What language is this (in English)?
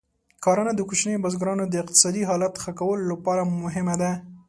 Pashto